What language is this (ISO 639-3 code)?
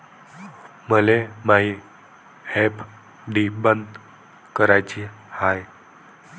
mar